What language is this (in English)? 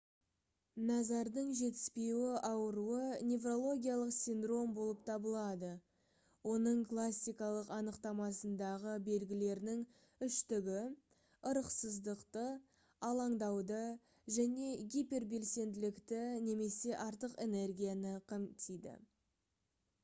Kazakh